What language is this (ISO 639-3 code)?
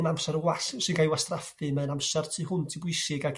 cym